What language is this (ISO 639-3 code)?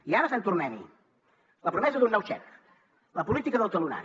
cat